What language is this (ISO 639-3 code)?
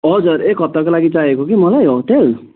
nep